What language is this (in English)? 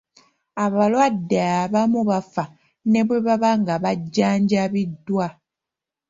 Ganda